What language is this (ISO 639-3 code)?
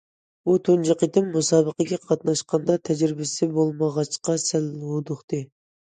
uig